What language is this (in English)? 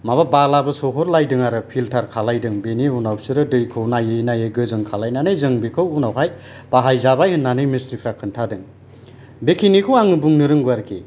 Bodo